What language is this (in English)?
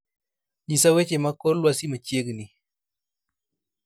Luo (Kenya and Tanzania)